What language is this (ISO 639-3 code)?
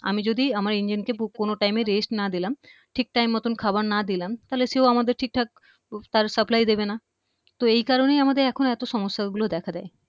ben